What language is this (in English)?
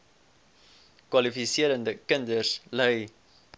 Afrikaans